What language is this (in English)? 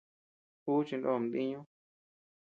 Tepeuxila Cuicatec